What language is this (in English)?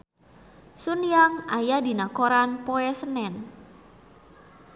Sundanese